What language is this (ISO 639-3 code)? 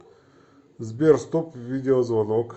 rus